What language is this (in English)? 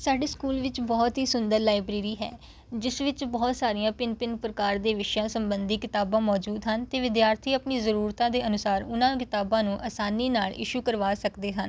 Punjabi